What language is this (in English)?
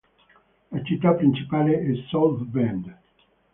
Italian